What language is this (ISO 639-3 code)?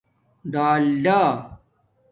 dmk